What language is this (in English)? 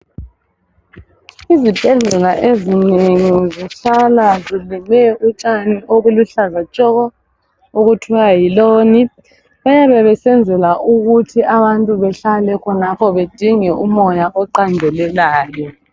North Ndebele